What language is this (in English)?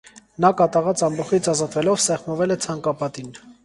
Armenian